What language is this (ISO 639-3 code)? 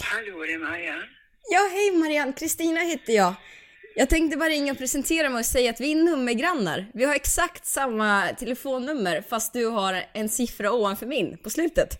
swe